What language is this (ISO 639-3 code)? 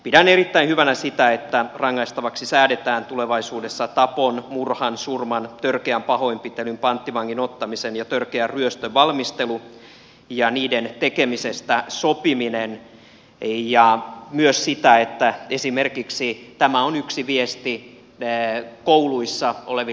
fin